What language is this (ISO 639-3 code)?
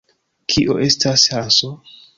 epo